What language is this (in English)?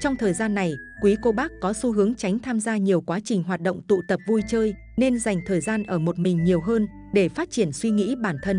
Vietnamese